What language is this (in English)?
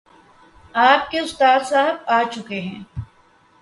Urdu